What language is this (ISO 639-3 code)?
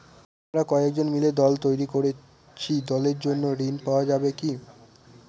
ben